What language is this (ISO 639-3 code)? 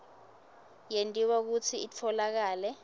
ssw